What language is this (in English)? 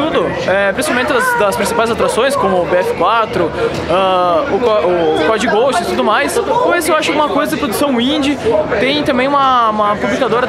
Portuguese